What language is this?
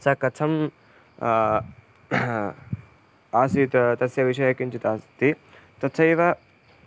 Sanskrit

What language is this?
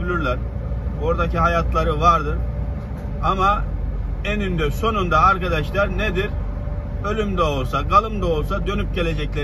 Turkish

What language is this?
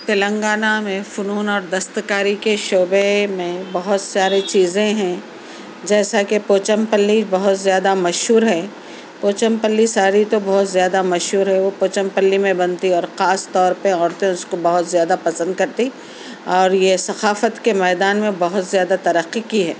Urdu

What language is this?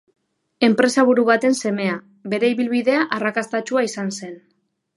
Basque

